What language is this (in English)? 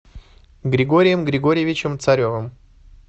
Russian